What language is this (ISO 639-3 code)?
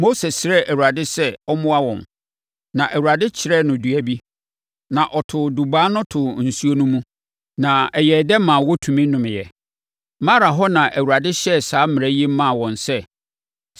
aka